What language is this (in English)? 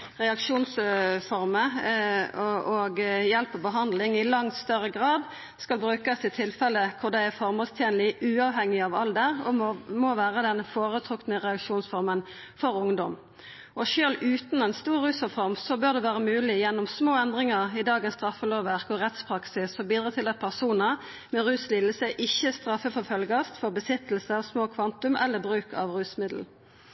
Norwegian Nynorsk